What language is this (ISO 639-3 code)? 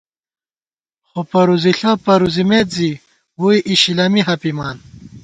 gwt